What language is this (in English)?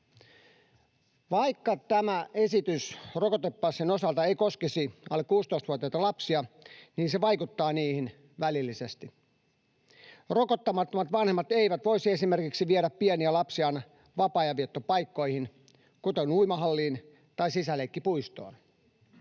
Finnish